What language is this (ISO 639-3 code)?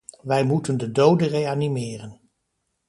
nld